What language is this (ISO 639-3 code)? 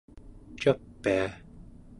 esu